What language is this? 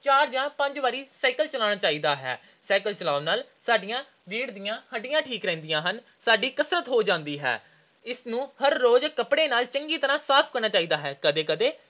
Punjabi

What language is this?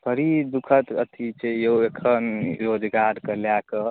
Maithili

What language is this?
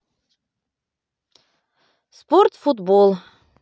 Russian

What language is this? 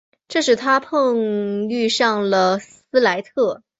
Chinese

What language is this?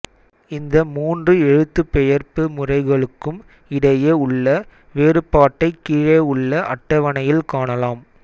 Tamil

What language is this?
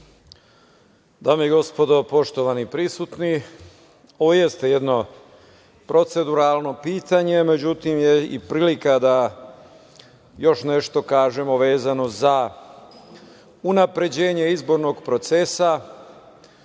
Serbian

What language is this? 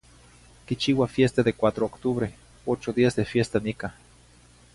Zacatlán-Ahuacatlán-Tepetzintla Nahuatl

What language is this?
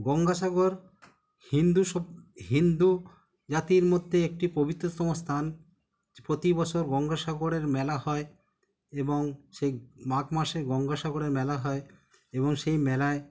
Bangla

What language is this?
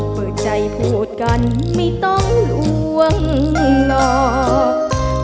Thai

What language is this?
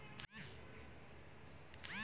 Kannada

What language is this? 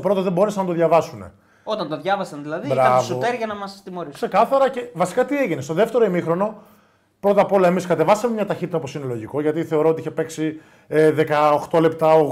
Greek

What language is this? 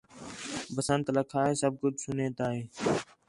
Khetrani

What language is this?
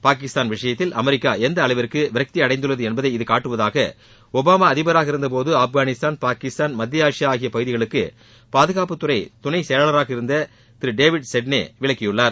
Tamil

